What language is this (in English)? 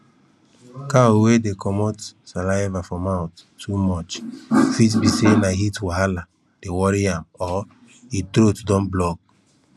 Nigerian Pidgin